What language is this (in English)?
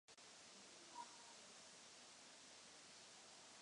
Czech